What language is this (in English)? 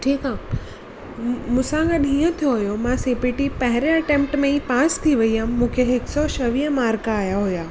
Sindhi